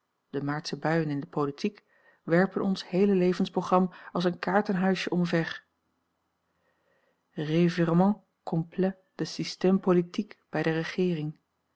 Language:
Dutch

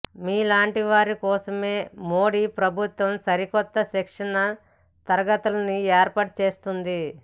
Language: Telugu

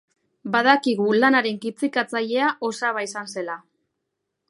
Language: Basque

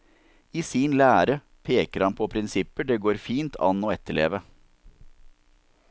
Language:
Norwegian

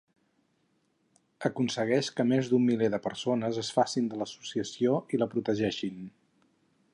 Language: Catalan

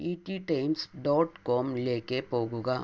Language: Malayalam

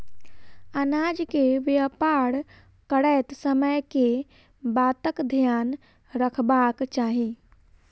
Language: Maithili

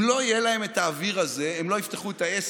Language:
Hebrew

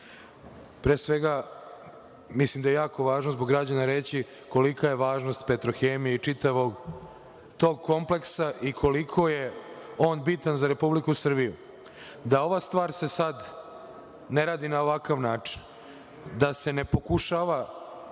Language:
Serbian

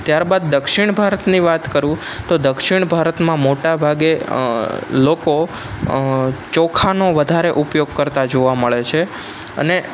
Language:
Gujarati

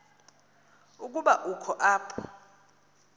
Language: Xhosa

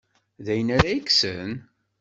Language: Kabyle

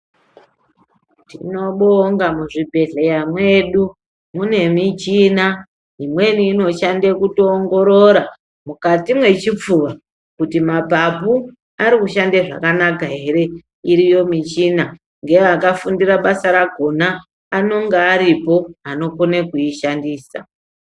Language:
Ndau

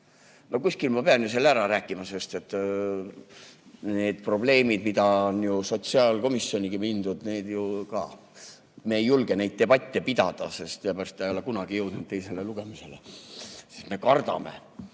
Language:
Estonian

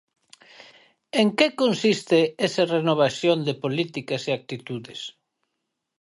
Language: Galician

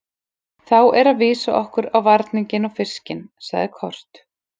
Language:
Icelandic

